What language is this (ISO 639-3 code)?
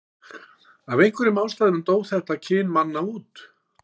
isl